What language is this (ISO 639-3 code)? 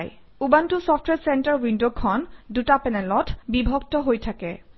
asm